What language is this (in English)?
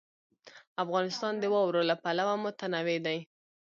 Pashto